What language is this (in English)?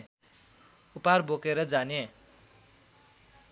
Nepali